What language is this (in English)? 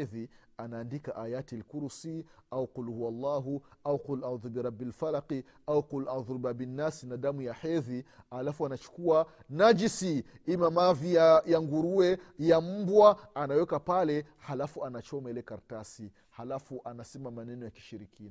Swahili